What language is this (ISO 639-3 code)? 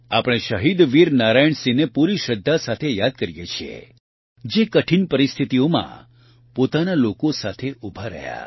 guj